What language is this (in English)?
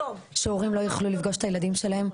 Hebrew